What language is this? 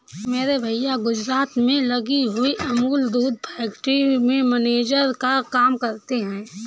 Hindi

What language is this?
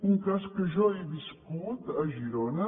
Catalan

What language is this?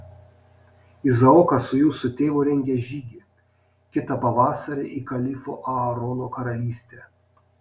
Lithuanian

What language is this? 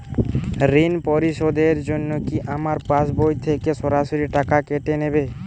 Bangla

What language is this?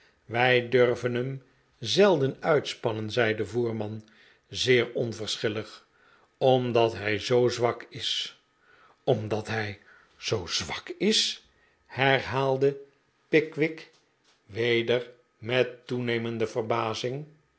Dutch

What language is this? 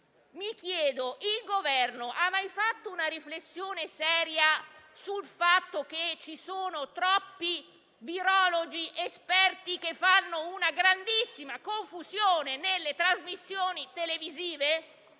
Italian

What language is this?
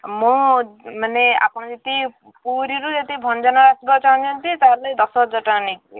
Odia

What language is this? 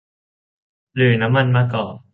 Thai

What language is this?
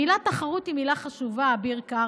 Hebrew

